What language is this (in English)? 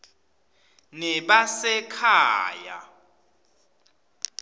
Swati